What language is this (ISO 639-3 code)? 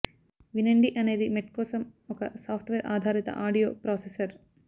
tel